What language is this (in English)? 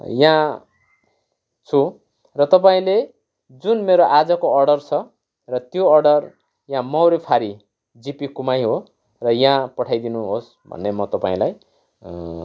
Nepali